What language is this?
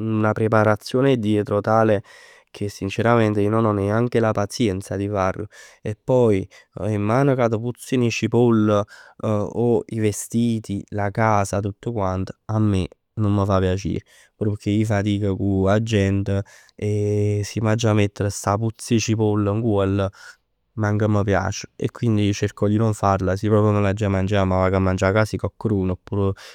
Neapolitan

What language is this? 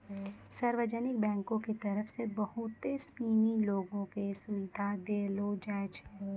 Maithili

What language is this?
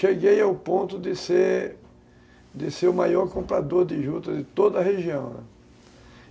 Portuguese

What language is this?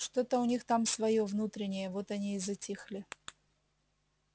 Russian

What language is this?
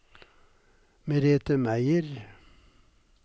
Norwegian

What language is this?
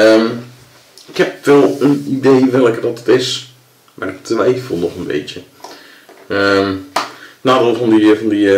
Dutch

